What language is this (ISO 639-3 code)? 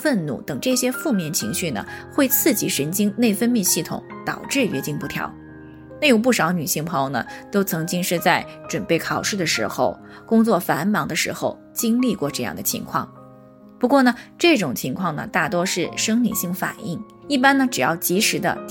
zho